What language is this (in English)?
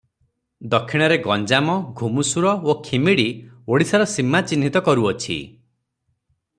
Odia